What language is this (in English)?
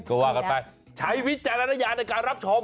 Thai